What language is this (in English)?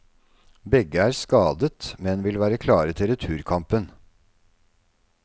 Norwegian